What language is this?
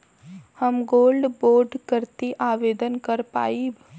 Bhojpuri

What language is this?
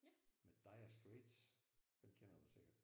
Danish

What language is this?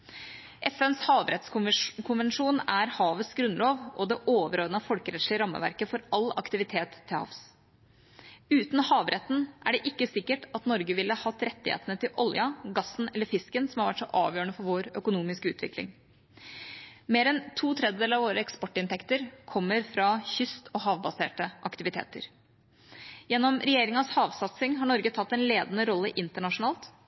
Norwegian Bokmål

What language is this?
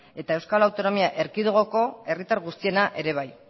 Basque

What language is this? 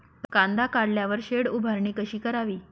Marathi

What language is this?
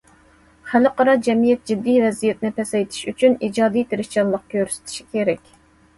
Uyghur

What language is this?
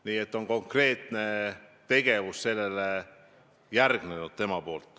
Estonian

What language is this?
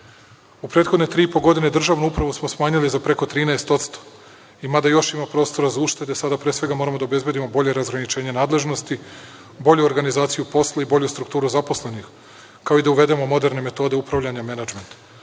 Serbian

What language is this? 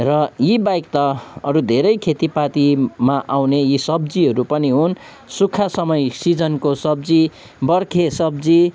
Nepali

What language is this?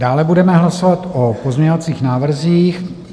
Czech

